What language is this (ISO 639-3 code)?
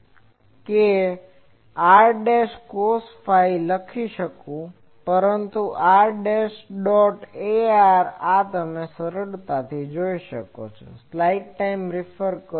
guj